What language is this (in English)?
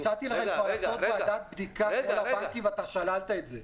Hebrew